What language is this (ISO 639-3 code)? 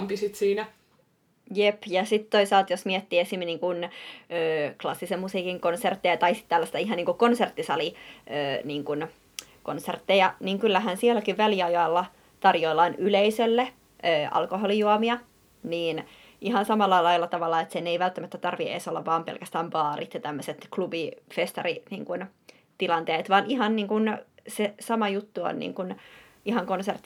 fin